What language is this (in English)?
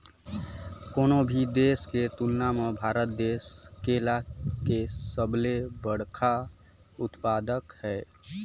Chhattisgarhi